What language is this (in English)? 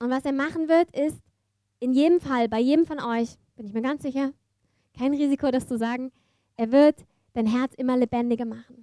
German